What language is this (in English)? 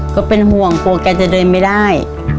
Thai